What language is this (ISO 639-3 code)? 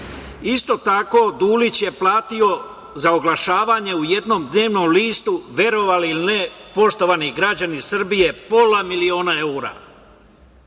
srp